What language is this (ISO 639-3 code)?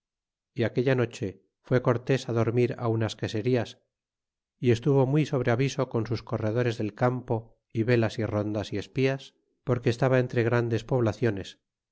spa